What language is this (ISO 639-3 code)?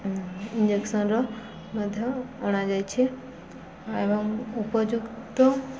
ori